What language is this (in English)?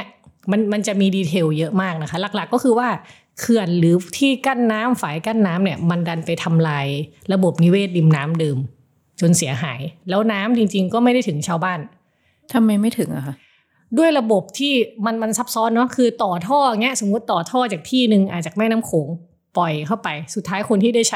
Thai